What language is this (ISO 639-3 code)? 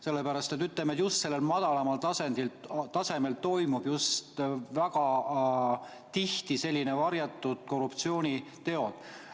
est